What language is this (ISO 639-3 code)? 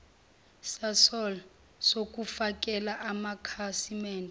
zul